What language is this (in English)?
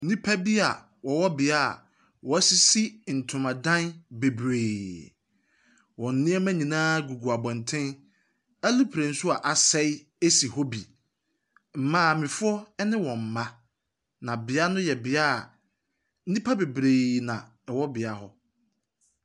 Akan